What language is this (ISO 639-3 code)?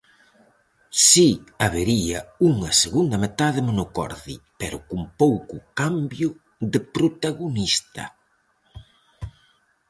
glg